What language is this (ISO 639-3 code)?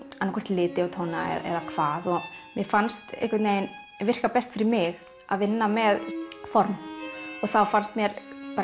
isl